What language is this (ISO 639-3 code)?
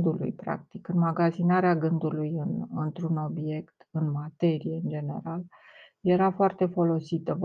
ron